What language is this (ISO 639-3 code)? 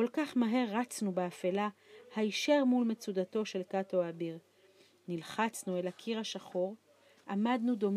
heb